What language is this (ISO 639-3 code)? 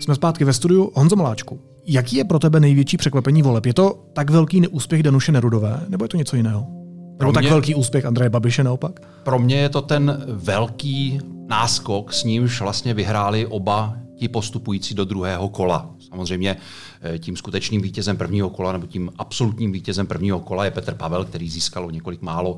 ces